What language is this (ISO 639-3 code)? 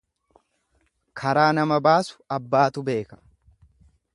orm